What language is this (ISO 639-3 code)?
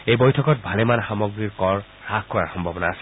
asm